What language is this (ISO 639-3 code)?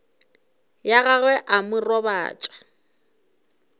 nso